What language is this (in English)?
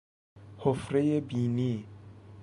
Persian